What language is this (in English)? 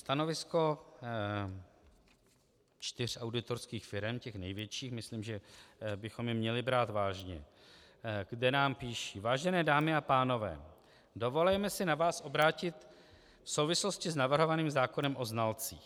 Czech